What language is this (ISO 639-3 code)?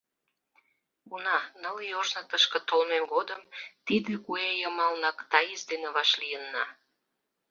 chm